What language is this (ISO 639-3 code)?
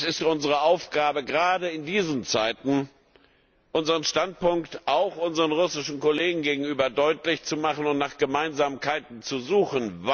deu